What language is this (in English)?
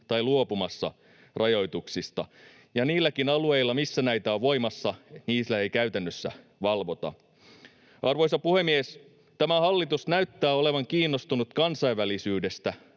Finnish